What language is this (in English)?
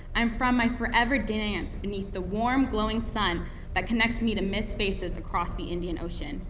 English